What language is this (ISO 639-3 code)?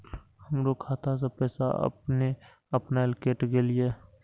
mai